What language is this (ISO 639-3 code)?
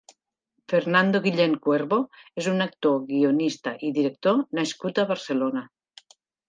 cat